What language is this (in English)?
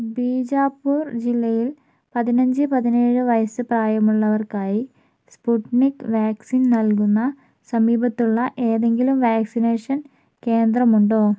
Malayalam